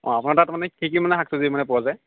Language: Assamese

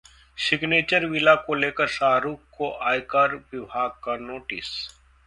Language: Hindi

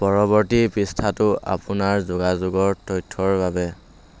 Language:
Assamese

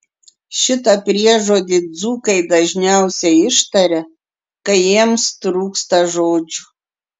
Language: Lithuanian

